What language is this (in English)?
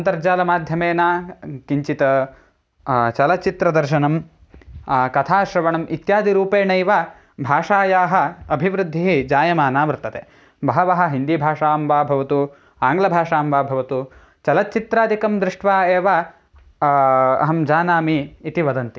Sanskrit